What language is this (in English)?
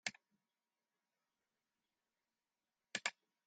Western Frisian